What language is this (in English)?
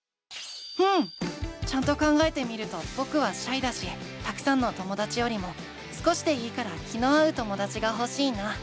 Japanese